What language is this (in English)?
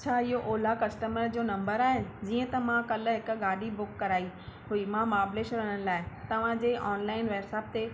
Sindhi